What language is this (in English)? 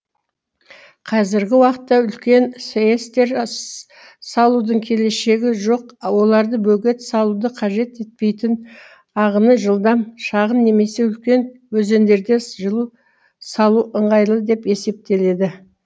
Kazakh